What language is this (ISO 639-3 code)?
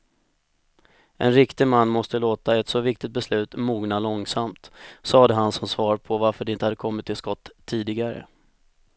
swe